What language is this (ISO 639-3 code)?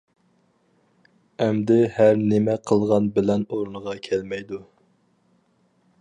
uig